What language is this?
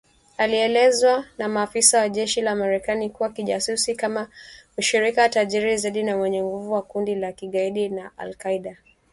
Swahili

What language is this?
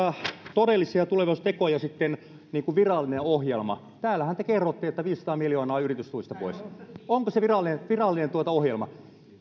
Finnish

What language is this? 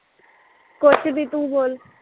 Punjabi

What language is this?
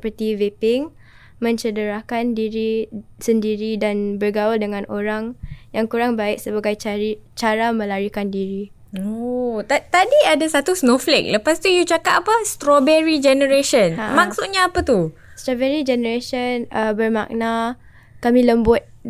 Malay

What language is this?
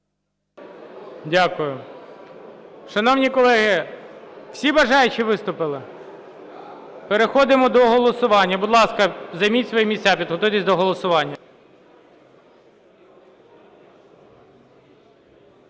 Ukrainian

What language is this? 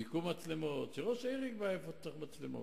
Hebrew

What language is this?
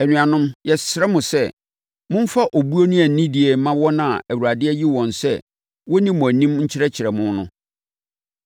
Akan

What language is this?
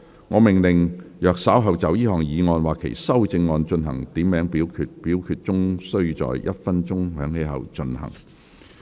Cantonese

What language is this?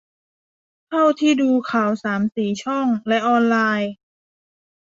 Thai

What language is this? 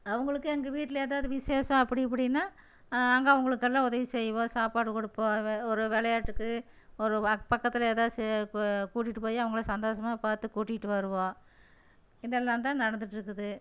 Tamil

